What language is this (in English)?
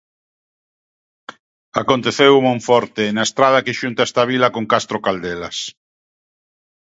Galician